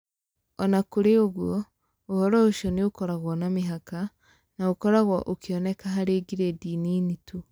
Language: Kikuyu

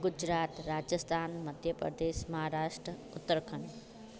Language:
Sindhi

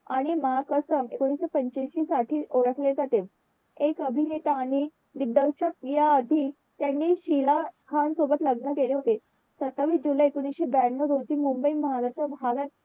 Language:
Marathi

